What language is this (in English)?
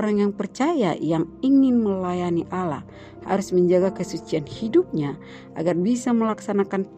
Indonesian